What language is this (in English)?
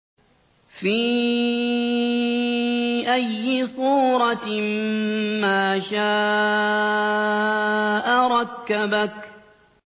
Arabic